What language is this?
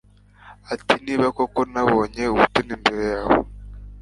Kinyarwanda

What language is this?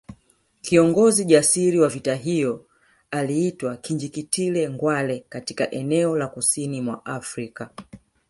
Swahili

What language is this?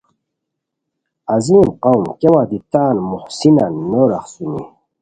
Khowar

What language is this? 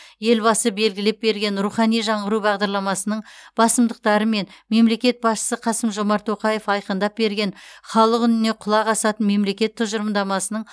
Kazakh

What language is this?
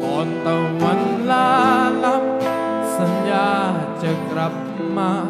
Thai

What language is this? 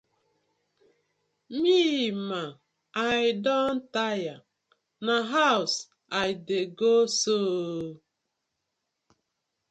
Nigerian Pidgin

